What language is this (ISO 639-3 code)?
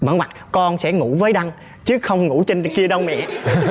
vie